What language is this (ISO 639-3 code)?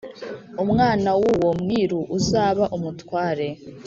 kin